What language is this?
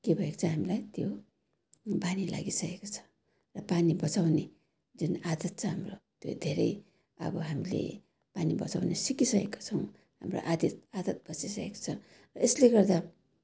Nepali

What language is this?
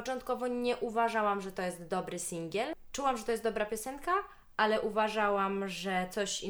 Polish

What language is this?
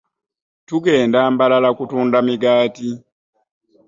Ganda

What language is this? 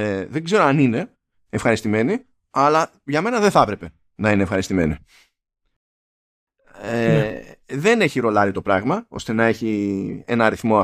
Greek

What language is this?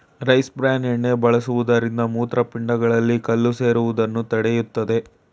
Kannada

